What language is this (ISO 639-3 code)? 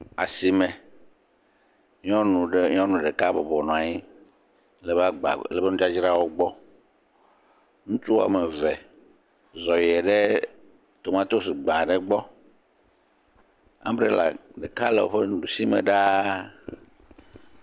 ewe